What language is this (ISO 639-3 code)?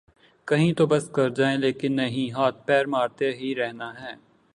urd